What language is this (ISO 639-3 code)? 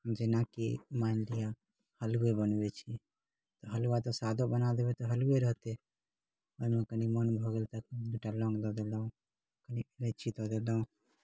mai